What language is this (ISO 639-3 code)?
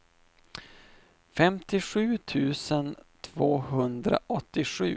swe